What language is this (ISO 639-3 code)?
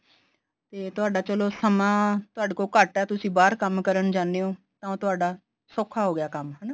pan